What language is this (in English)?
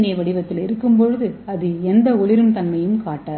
Tamil